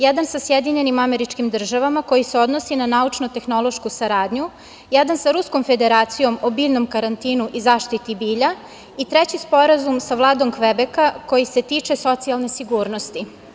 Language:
Serbian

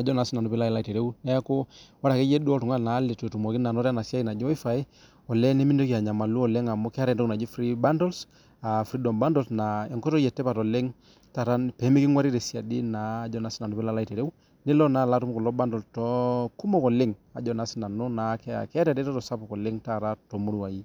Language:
Masai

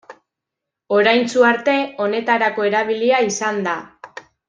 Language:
Basque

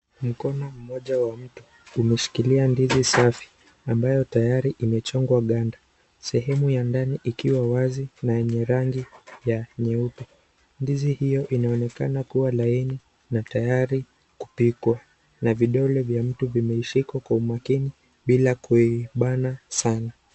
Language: Swahili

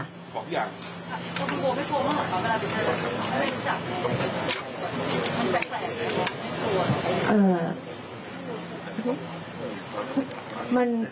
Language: Thai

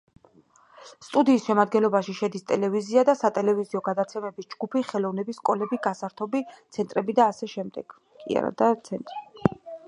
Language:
Georgian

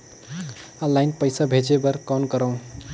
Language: Chhattisgarhi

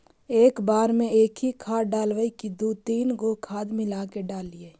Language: Magahi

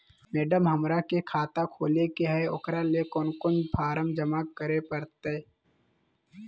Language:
Magahi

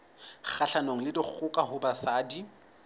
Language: Southern Sotho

